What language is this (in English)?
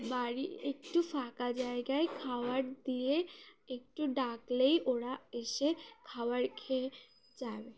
Bangla